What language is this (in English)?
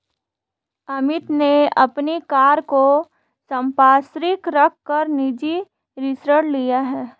Hindi